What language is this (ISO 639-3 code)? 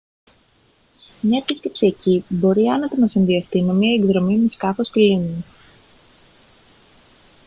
ell